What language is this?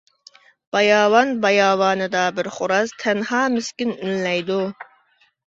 Uyghur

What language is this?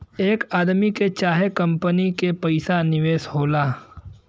Bhojpuri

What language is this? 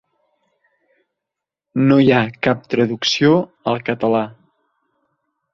Catalan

